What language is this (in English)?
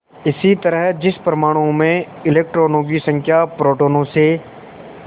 Hindi